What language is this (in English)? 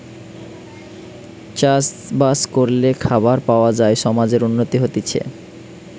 Bangla